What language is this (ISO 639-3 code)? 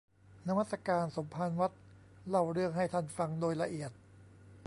tha